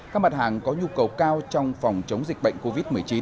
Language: Vietnamese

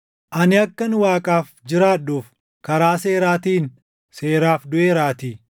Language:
Oromo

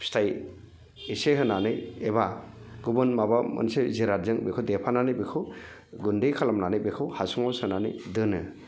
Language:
Bodo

